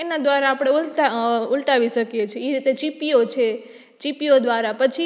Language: Gujarati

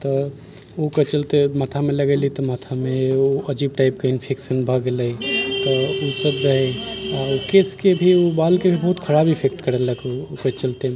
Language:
Maithili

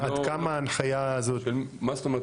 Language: Hebrew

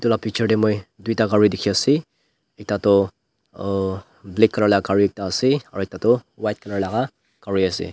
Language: Naga Pidgin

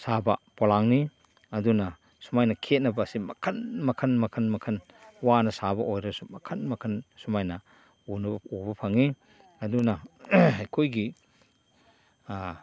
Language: Manipuri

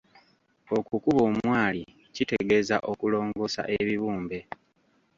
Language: Ganda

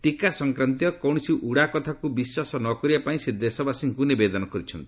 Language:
Odia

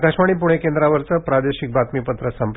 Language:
Marathi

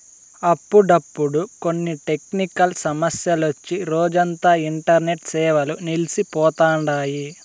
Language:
Telugu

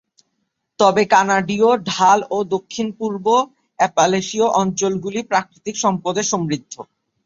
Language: Bangla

